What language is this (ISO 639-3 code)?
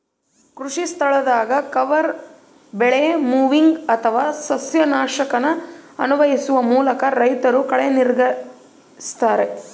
kan